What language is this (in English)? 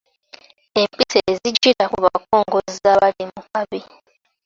Ganda